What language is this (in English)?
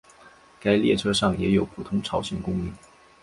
Chinese